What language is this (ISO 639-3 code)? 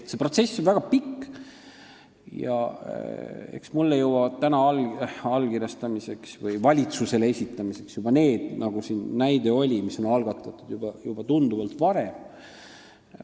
est